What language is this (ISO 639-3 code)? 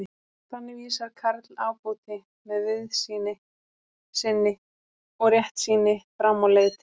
isl